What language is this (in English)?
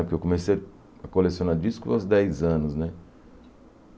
Portuguese